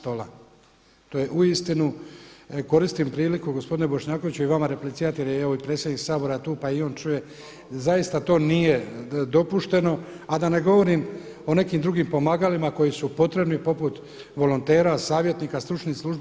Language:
Croatian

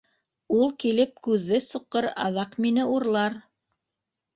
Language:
Bashkir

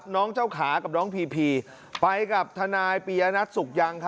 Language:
Thai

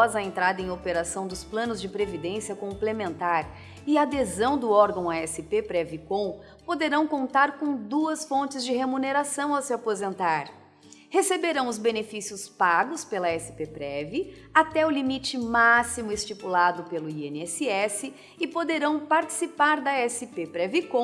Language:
Portuguese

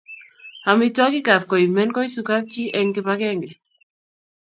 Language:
Kalenjin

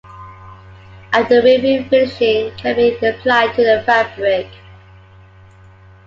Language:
English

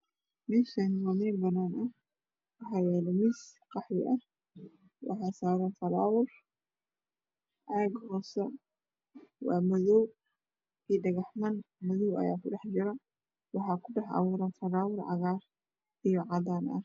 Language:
Somali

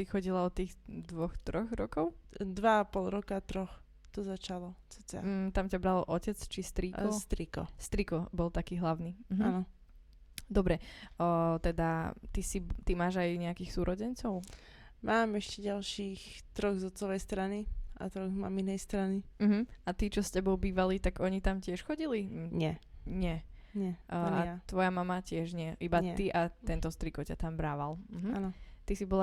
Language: Slovak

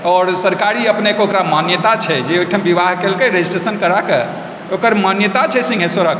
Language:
Maithili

